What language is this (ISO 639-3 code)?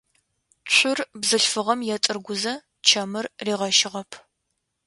ady